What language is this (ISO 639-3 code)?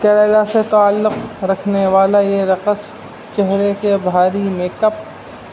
urd